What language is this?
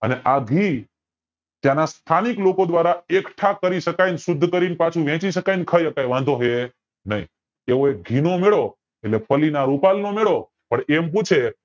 Gujarati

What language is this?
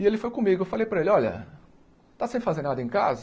Portuguese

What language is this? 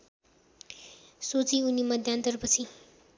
Nepali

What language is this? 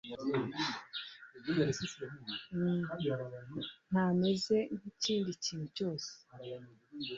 Kinyarwanda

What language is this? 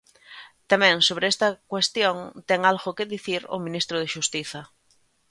Galician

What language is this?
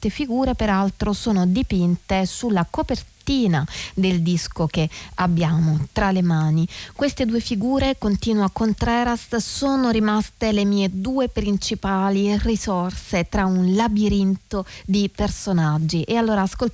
Italian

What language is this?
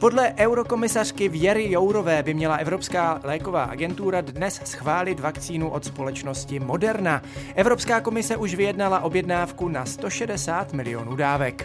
Czech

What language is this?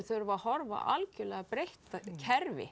Icelandic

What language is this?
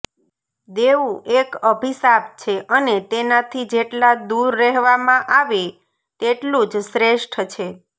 Gujarati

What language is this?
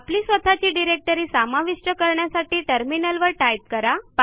Marathi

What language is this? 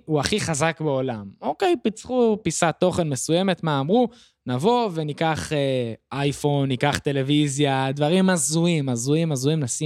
Hebrew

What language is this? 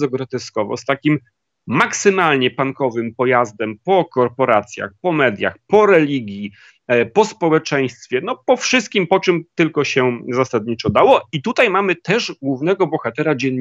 Polish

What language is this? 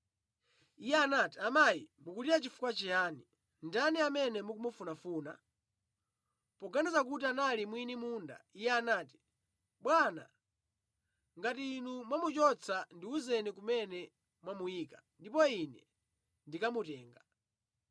Nyanja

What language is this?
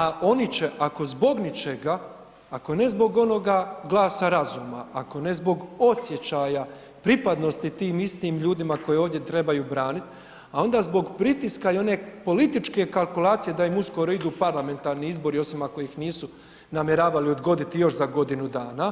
Croatian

